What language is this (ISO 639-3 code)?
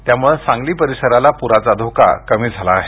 mar